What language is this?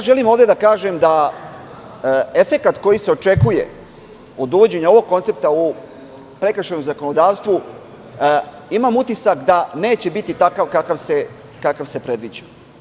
Serbian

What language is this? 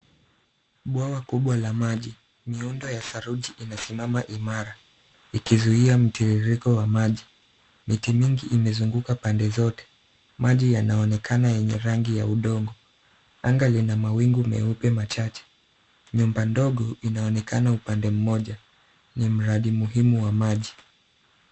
Swahili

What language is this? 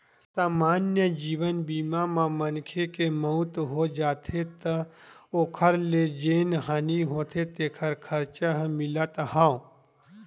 Chhattisgarhi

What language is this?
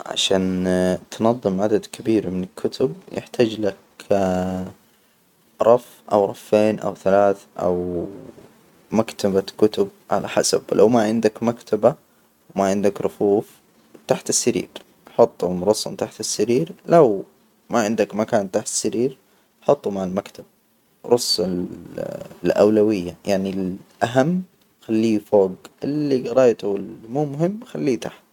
Hijazi Arabic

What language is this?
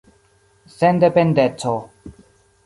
Esperanto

